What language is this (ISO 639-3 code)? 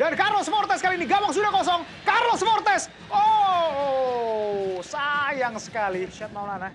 ind